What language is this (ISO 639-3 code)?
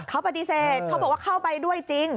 tha